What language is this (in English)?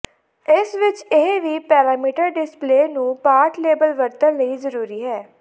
Punjabi